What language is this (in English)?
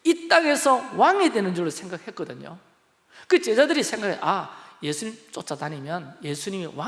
Korean